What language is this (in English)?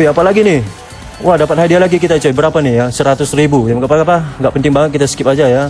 Indonesian